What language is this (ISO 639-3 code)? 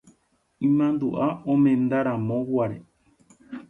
grn